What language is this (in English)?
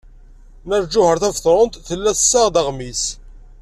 Kabyle